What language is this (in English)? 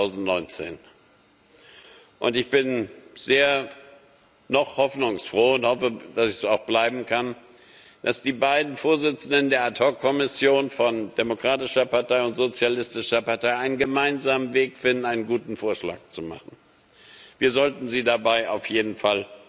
German